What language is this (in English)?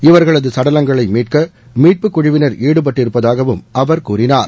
Tamil